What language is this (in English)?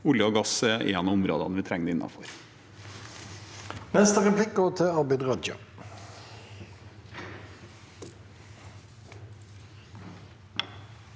Norwegian